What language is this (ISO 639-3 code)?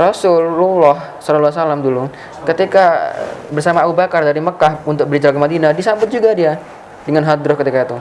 ind